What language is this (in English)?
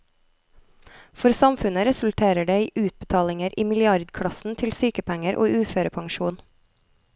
Norwegian